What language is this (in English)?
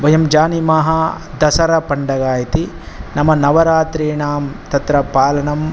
Sanskrit